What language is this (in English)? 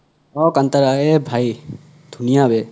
Assamese